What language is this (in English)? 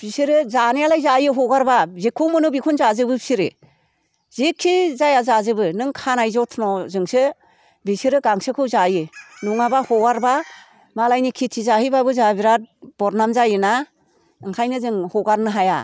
Bodo